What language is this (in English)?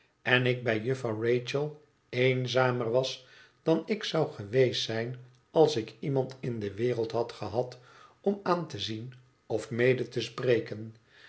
Dutch